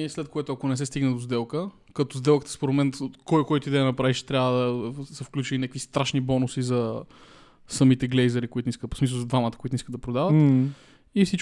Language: Bulgarian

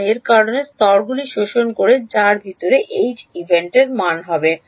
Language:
Bangla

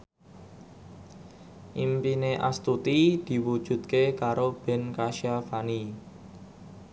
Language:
Javanese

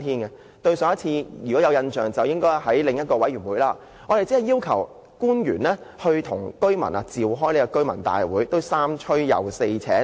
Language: Cantonese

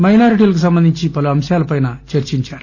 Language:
Telugu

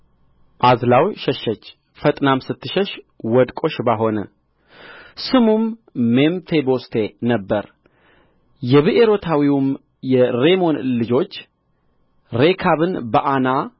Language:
Amharic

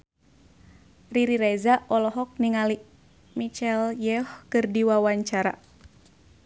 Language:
Sundanese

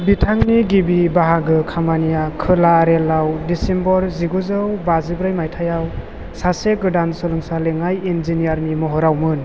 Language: Bodo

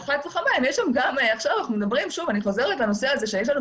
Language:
Hebrew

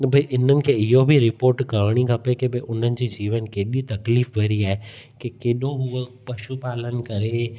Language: Sindhi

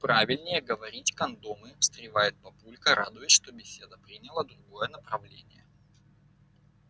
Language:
Russian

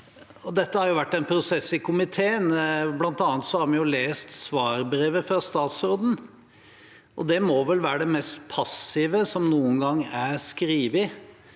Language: Norwegian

